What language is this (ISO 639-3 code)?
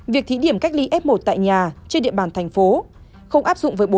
vie